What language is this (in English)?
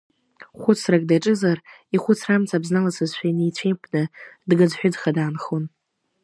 Abkhazian